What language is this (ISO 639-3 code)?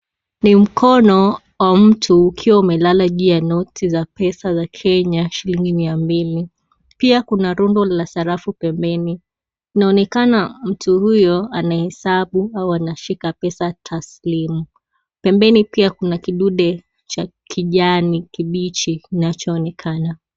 swa